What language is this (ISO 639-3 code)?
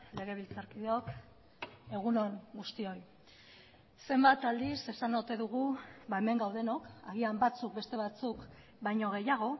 eus